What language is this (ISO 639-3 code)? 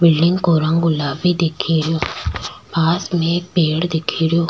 raj